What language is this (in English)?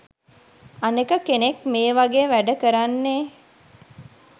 Sinhala